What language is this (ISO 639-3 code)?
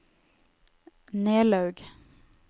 nor